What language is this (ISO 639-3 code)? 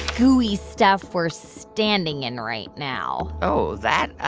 eng